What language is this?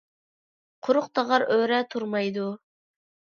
Uyghur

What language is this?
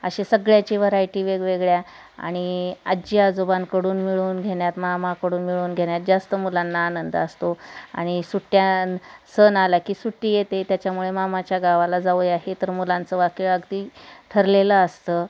Marathi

